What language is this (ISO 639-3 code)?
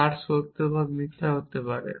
ben